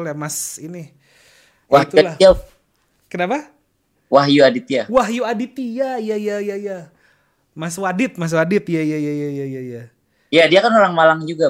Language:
Indonesian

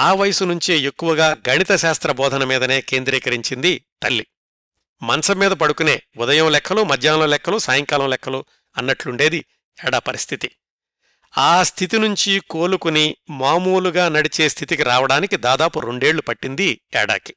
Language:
Telugu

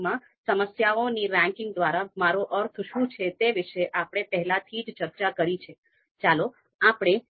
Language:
Gujarati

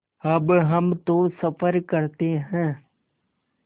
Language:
Hindi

